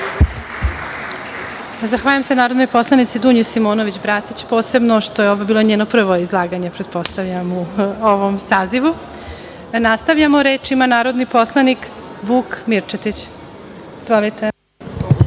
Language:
Serbian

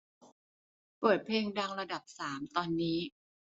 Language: Thai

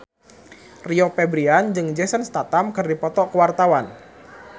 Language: Sundanese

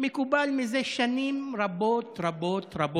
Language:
Hebrew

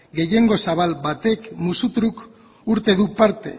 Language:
Basque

